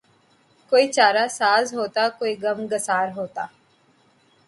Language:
Urdu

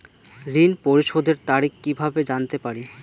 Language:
Bangla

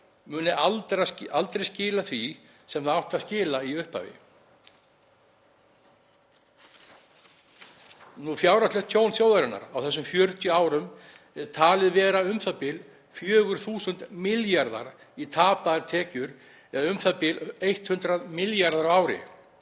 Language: Icelandic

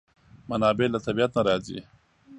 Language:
Pashto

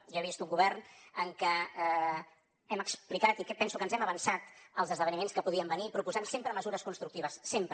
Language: Catalan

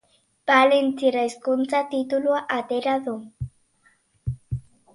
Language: Basque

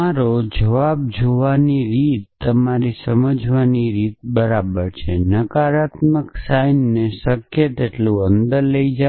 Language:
Gujarati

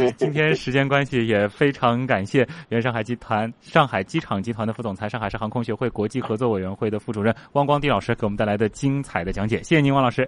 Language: Chinese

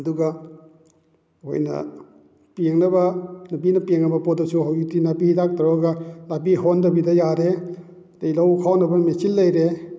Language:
Manipuri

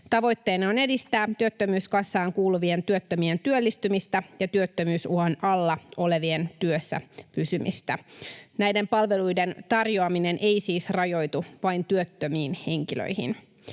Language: Finnish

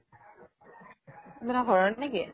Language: Assamese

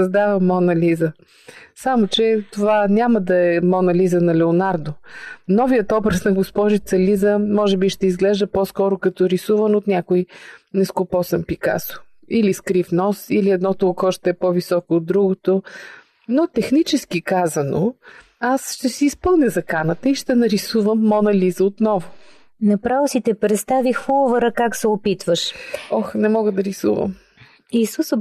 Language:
Bulgarian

